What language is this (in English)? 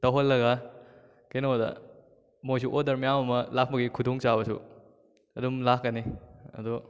Manipuri